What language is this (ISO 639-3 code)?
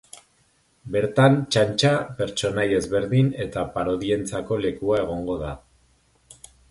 eus